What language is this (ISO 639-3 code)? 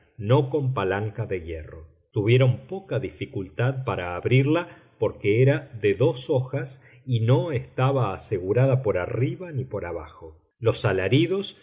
spa